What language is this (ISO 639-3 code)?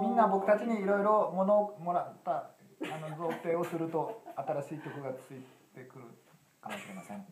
jpn